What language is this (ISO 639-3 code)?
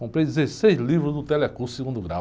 por